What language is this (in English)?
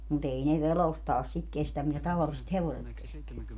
Finnish